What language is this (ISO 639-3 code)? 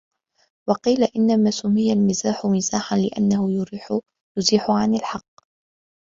ara